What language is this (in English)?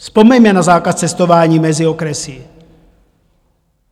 Czech